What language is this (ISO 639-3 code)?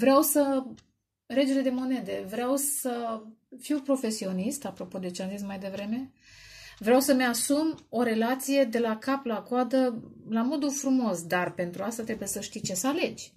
ron